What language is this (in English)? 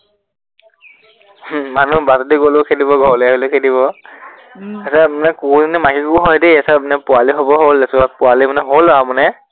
Assamese